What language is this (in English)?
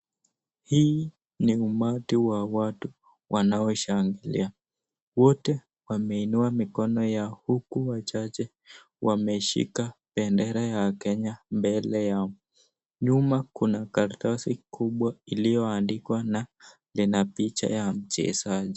Swahili